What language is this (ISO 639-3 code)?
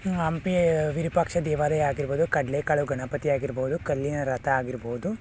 kan